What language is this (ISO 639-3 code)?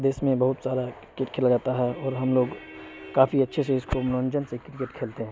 urd